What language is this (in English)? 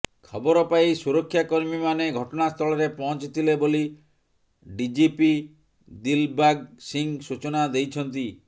Odia